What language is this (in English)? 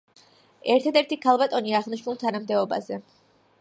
Georgian